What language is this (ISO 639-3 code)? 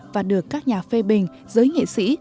vie